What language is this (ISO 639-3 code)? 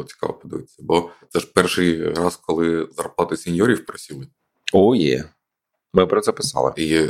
ukr